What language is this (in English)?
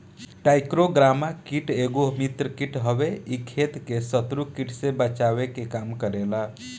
Bhojpuri